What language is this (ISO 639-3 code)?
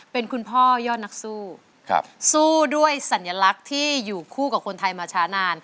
tha